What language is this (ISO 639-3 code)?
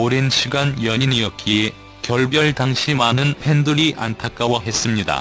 kor